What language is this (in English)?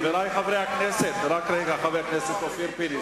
Hebrew